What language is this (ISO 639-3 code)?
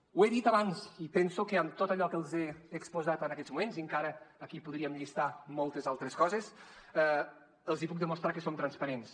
cat